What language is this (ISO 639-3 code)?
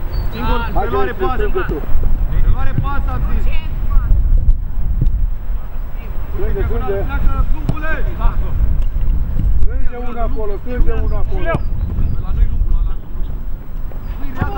ron